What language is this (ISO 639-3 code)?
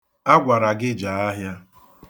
ibo